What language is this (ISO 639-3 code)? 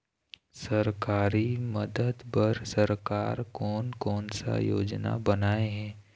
hne